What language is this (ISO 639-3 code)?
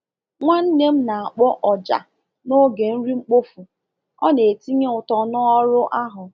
ibo